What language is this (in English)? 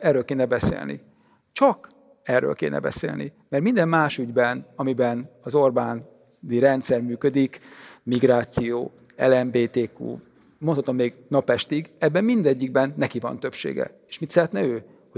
Hungarian